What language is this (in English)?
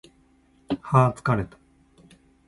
Japanese